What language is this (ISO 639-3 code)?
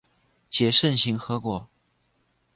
zho